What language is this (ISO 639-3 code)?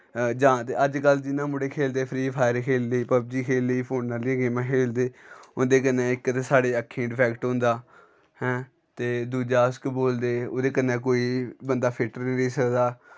doi